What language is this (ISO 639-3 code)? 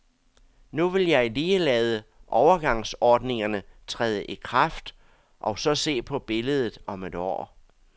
dan